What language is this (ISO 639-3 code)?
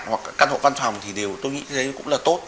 vie